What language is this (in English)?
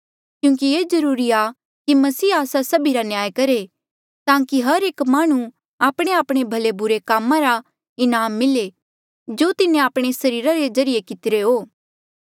Mandeali